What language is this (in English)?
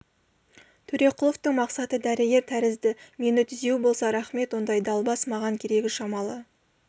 Kazakh